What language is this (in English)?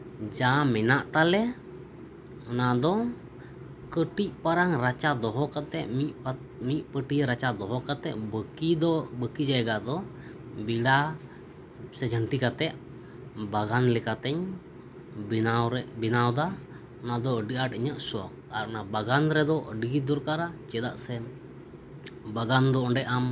Santali